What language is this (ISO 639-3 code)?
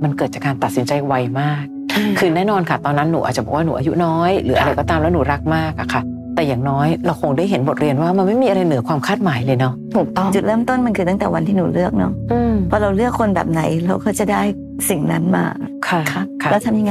tha